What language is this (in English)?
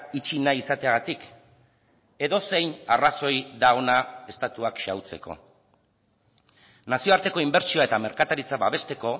Basque